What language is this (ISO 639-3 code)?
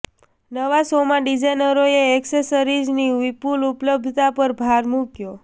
guj